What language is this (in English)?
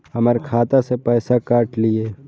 Maithili